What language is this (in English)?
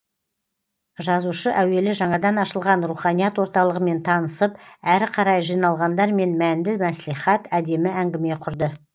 Kazakh